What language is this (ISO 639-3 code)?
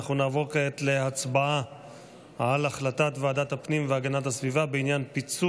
heb